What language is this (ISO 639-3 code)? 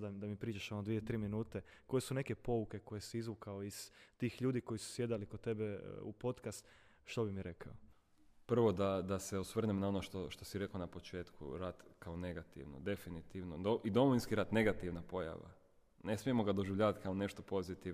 hrv